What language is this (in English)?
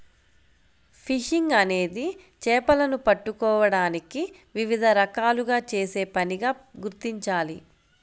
Telugu